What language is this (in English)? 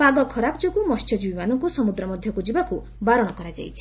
Odia